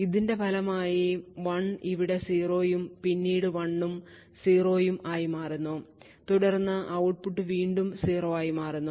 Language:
Malayalam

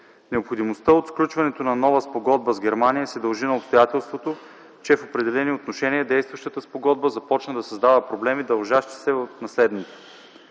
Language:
Bulgarian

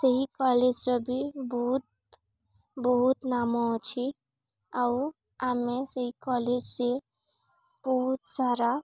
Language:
Odia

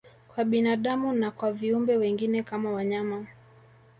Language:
Swahili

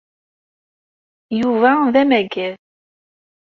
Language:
Kabyle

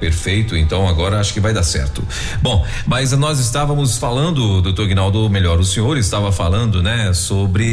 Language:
Portuguese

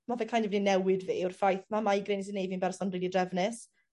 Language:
Welsh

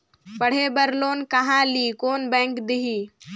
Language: Chhattisgarhi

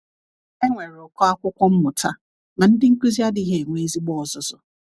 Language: Igbo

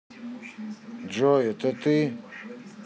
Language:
Russian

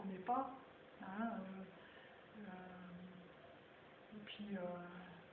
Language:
French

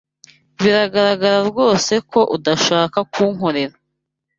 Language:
Kinyarwanda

